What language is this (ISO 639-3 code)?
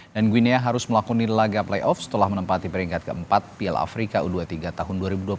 ind